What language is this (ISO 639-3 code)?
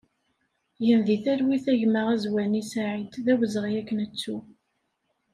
kab